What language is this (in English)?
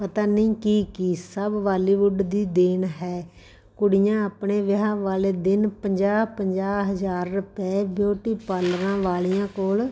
Punjabi